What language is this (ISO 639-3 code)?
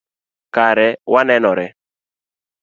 luo